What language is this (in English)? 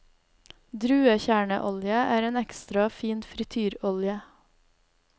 Norwegian